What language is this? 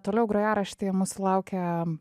Lithuanian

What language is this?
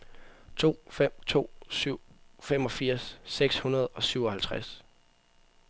Danish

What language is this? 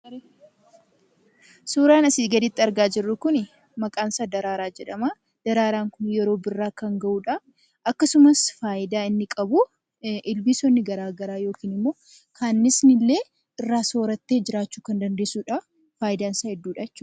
Oromo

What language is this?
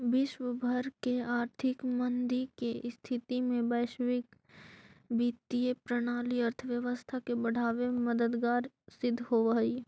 Magahi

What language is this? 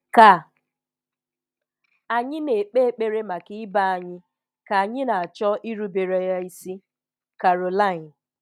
Igbo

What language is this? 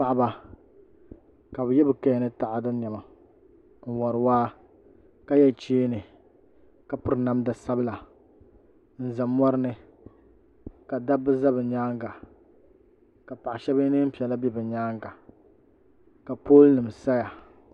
Dagbani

